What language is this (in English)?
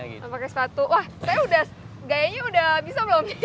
Indonesian